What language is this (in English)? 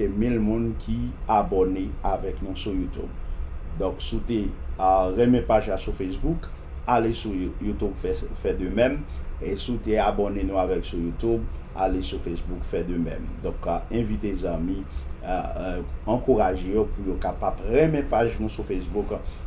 French